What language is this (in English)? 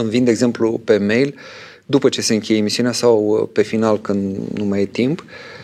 Romanian